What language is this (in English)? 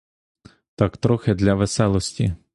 Ukrainian